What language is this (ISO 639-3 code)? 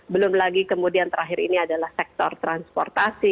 ind